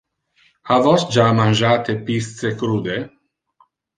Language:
Interlingua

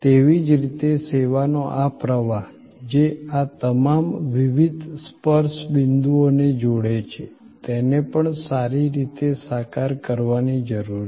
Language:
Gujarati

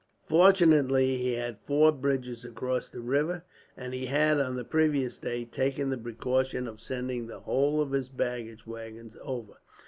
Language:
English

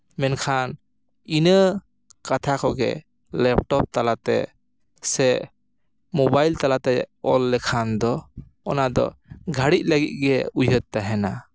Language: Santali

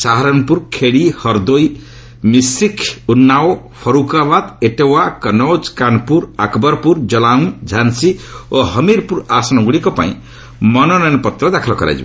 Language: Odia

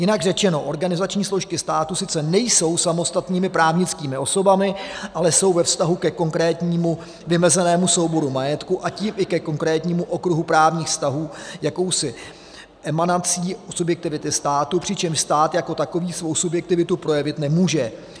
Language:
Czech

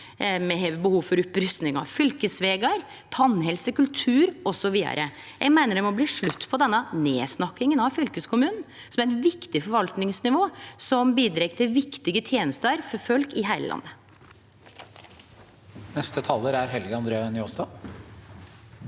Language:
Norwegian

